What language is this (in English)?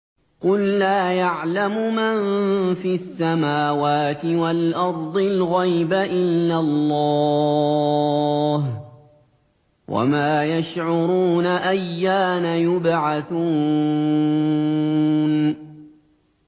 Arabic